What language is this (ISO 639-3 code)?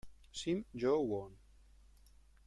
ita